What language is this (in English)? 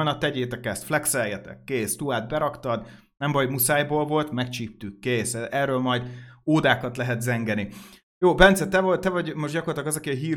Hungarian